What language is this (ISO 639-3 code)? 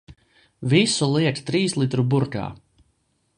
lav